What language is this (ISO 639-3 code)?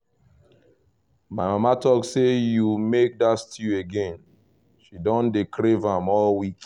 pcm